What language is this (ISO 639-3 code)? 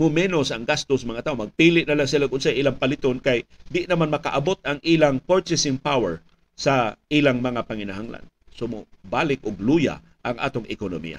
fil